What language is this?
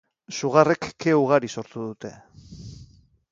Basque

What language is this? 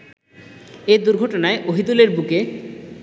Bangla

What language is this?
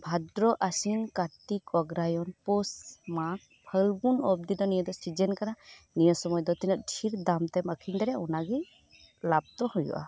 Santali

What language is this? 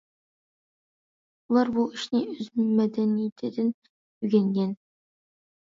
Uyghur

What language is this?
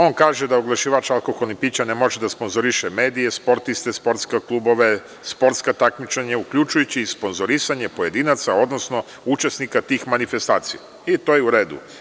Serbian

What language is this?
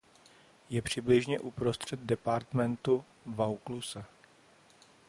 Czech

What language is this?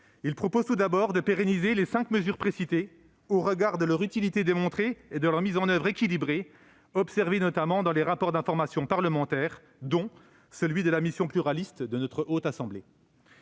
French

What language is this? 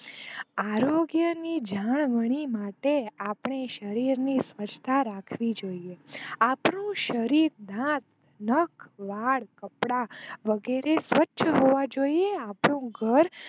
Gujarati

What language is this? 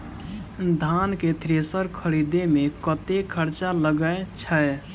Maithili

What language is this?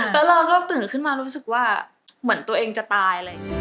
Thai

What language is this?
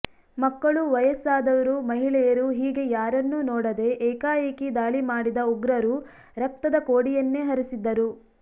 Kannada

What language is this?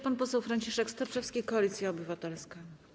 Polish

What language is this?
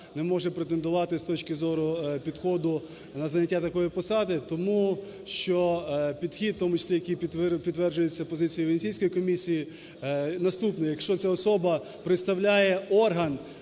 Ukrainian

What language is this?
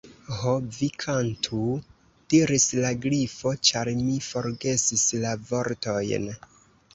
Esperanto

